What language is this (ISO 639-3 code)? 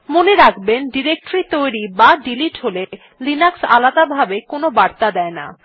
ben